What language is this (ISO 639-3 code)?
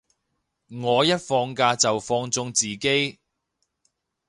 yue